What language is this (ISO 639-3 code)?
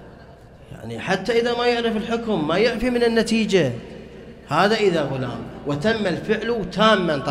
ara